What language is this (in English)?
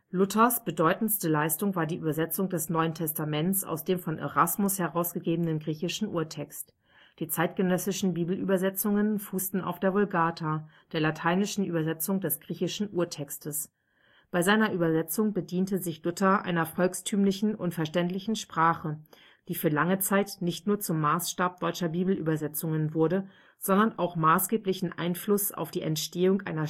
German